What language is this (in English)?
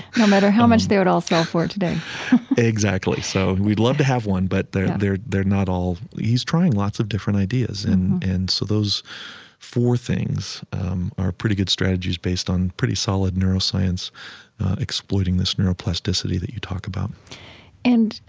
English